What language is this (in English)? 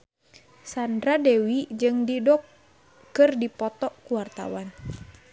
Sundanese